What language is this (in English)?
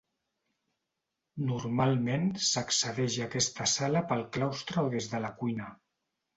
Catalan